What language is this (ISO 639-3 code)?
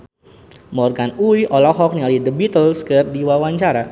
sun